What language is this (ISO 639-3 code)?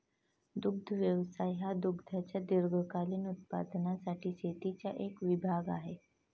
mar